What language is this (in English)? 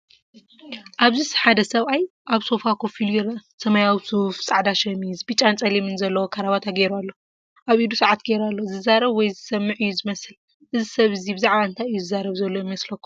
Tigrinya